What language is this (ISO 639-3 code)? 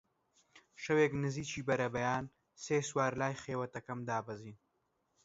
ckb